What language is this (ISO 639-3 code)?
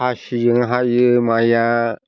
brx